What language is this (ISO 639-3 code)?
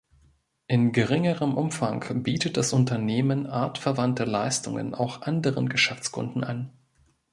deu